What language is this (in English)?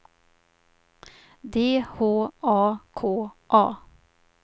Swedish